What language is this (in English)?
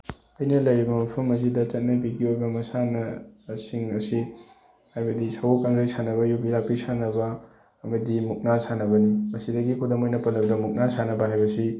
Manipuri